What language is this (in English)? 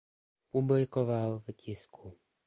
Czech